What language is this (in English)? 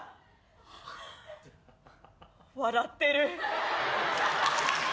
Japanese